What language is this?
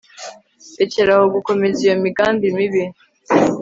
Kinyarwanda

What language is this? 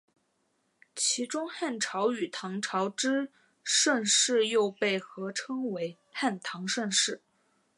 Chinese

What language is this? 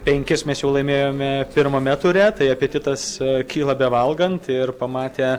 Lithuanian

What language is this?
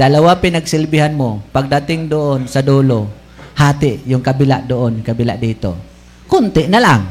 Filipino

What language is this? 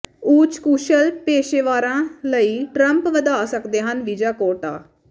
Punjabi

